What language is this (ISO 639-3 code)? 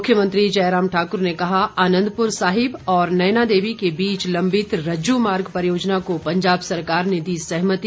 hin